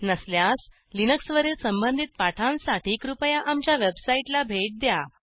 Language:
Marathi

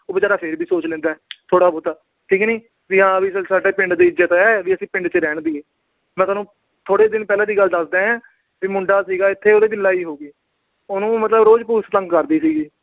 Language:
Punjabi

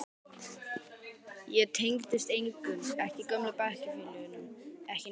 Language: Icelandic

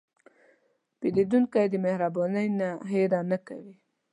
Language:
Pashto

